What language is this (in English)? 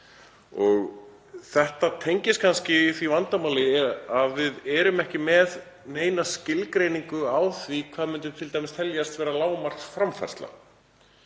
Icelandic